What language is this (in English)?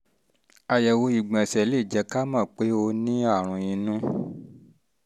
Yoruba